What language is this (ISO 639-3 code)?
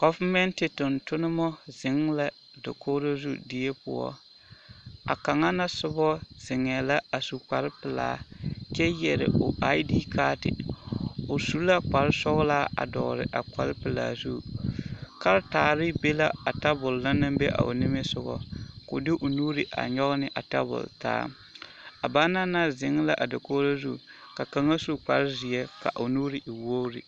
dga